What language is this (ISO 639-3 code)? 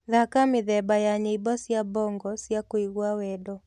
kik